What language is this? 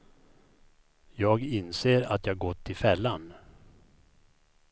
Swedish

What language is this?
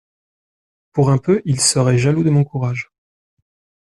French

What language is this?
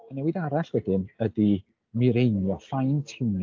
Welsh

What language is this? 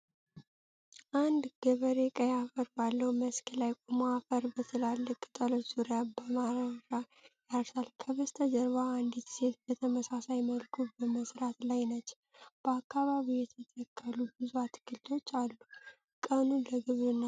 Amharic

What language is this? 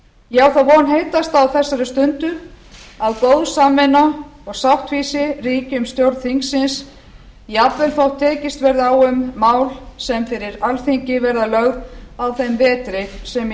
Icelandic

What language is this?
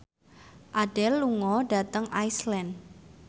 Javanese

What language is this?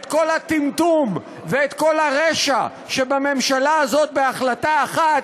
Hebrew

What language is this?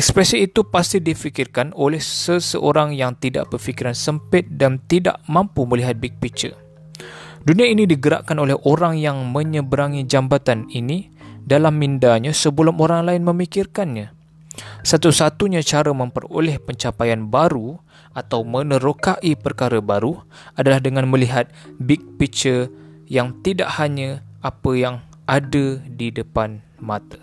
Malay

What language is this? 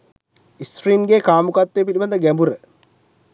Sinhala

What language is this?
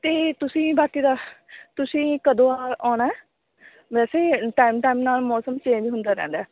Punjabi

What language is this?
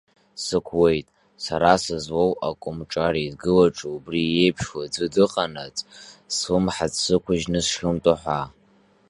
Abkhazian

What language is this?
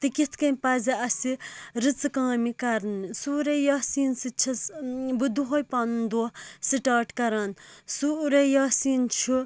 Kashmiri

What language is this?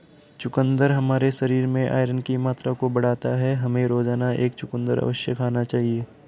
Hindi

